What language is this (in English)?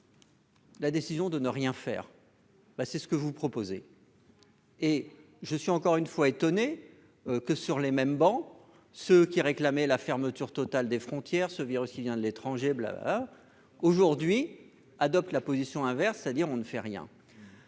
French